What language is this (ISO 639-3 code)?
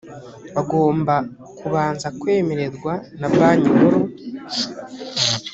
kin